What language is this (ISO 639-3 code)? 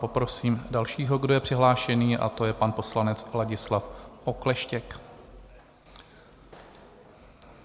ces